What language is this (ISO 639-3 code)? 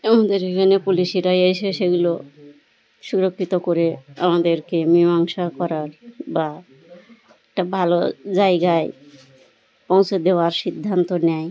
ben